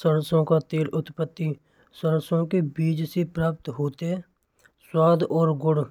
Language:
Braj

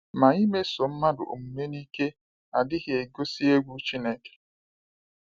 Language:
Igbo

